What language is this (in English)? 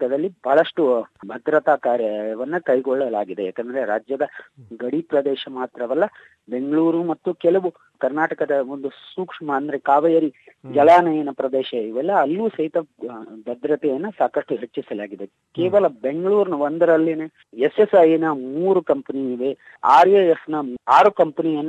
Kannada